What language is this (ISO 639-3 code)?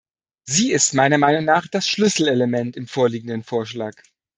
deu